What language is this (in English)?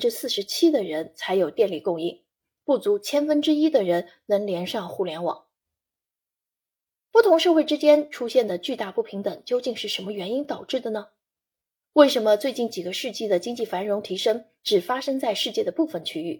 Chinese